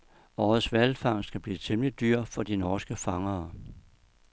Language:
Danish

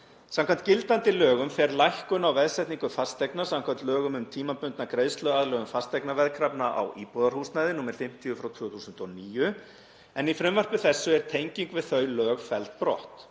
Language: Icelandic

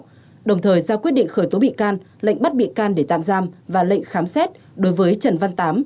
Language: Vietnamese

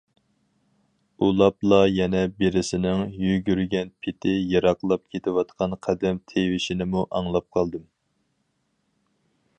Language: Uyghur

